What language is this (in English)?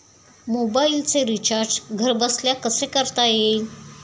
Marathi